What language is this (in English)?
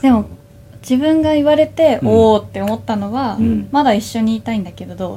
Japanese